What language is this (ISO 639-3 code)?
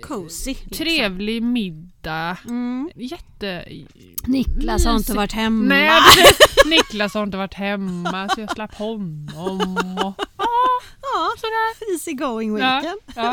swe